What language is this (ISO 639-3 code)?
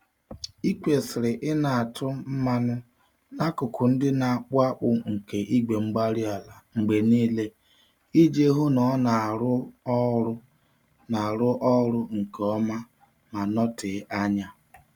ibo